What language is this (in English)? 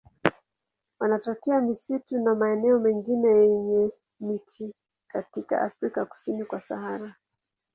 Swahili